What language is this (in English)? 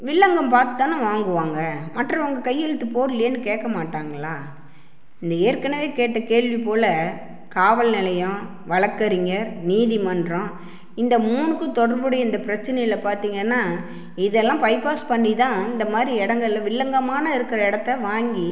Tamil